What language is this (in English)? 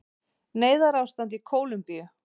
Icelandic